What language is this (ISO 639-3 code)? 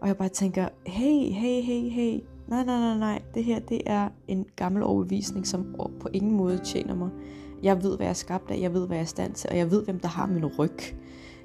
dan